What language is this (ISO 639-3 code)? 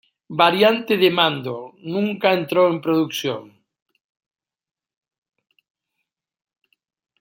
spa